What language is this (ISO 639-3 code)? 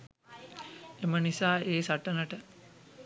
sin